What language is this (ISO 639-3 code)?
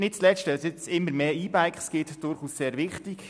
gsw